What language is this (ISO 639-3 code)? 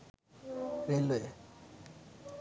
ben